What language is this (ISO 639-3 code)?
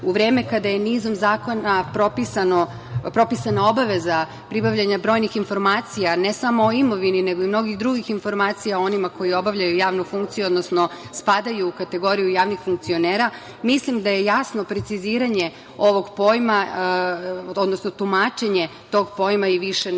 srp